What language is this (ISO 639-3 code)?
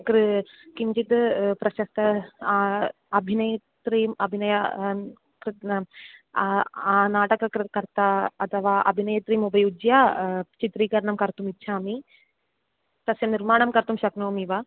san